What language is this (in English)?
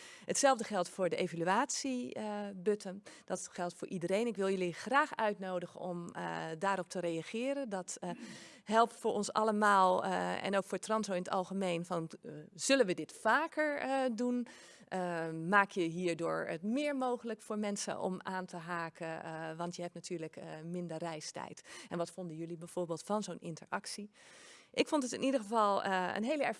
Dutch